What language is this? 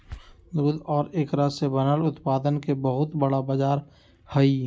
Magahi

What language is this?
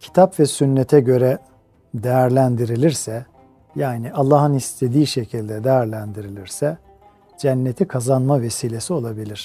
Turkish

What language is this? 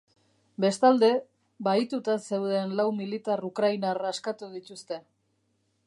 Basque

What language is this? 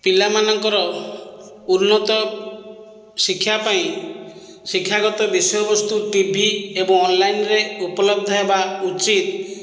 Odia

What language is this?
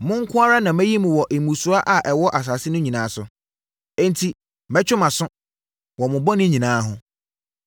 Akan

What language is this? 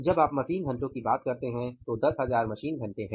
Hindi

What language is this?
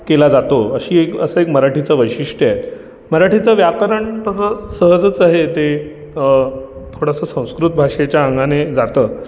Marathi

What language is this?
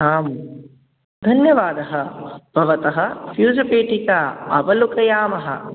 Sanskrit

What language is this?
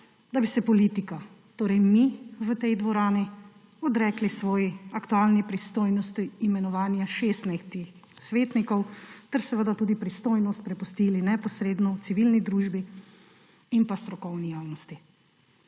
Slovenian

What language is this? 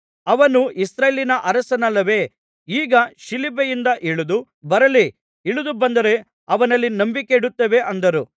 Kannada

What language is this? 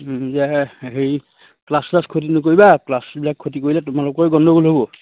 Assamese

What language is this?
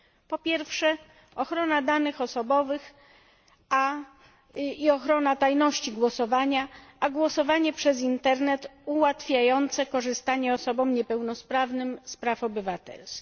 Polish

